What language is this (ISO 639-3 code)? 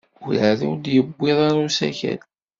kab